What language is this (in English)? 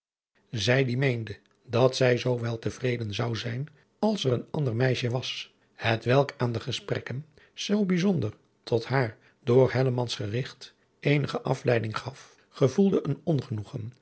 Dutch